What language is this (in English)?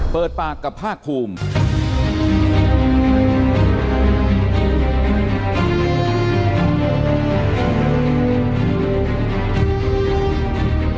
Thai